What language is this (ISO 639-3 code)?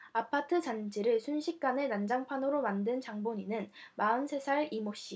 kor